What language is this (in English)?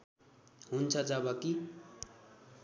Nepali